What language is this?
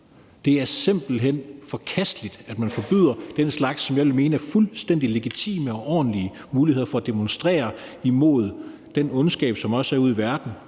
Danish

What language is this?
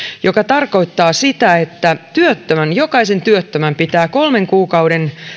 Finnish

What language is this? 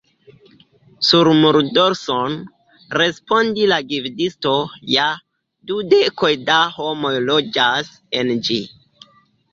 Esperanto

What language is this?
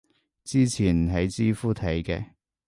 Cantonese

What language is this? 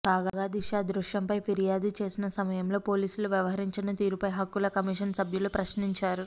Telugu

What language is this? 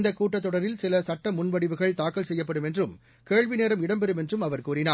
Tamil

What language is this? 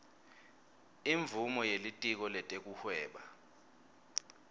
Swati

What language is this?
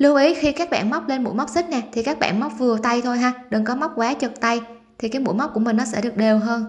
Vietnamese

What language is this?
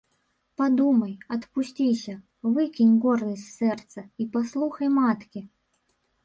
Belarusian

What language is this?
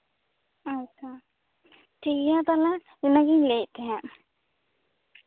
Santali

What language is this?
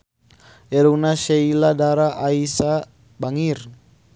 Sundanese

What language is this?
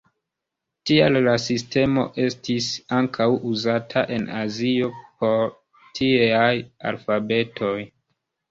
Esperanto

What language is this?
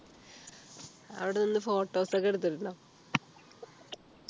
Malayalam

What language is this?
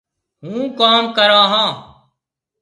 Marwari (Pakistan)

